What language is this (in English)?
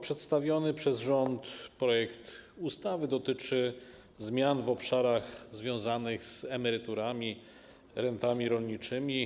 Polish